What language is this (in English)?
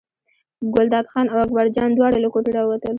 Pashto